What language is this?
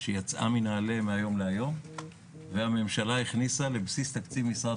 Hebrew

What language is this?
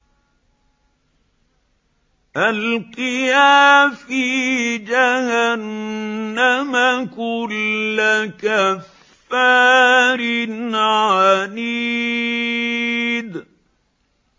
Arabic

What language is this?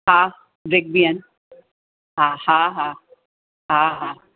Sindhi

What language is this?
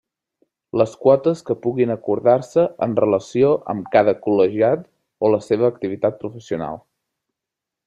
Catalan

